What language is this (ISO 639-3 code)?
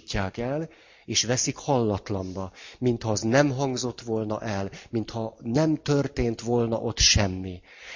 hun